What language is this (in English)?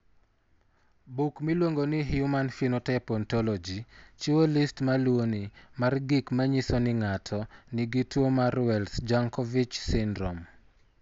Luo (Kenya and Tanzania)